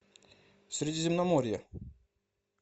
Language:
Russian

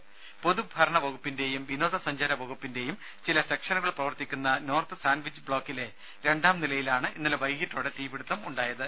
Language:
Malayalam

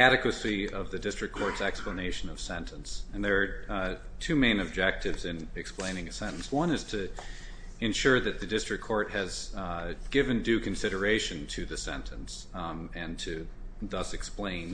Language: English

